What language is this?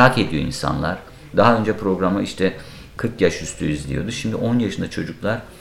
Turkish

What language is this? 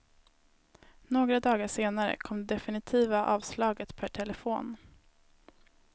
Swedish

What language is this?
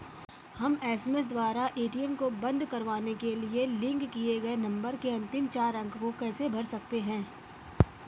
Hindi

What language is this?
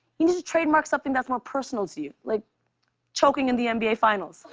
English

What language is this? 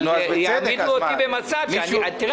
Hebrew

